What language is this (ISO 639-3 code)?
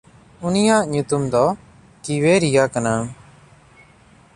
sat